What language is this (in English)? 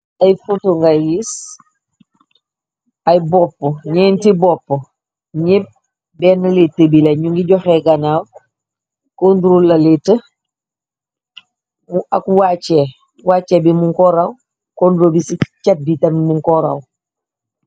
Wolof